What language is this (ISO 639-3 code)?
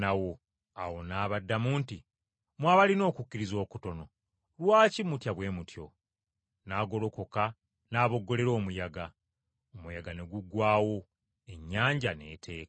lug